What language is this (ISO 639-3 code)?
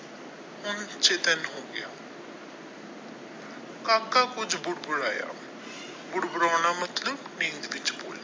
pan